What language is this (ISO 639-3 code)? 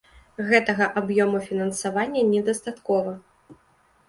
bel